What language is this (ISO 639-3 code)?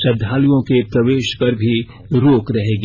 hin